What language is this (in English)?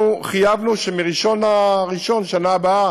Hebrew